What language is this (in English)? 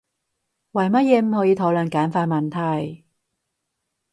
Cantonese